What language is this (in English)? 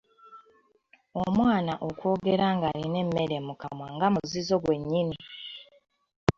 Ganda